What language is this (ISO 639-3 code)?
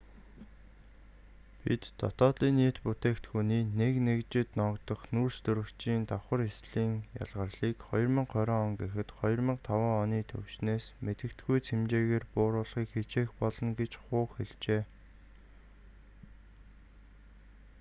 mon